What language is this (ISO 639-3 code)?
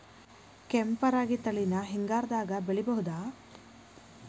kan